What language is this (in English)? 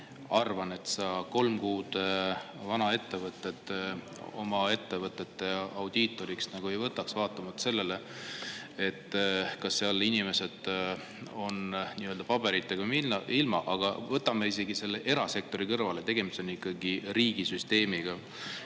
Estonian